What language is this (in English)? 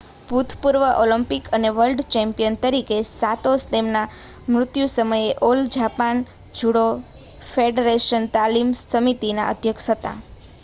Gujarati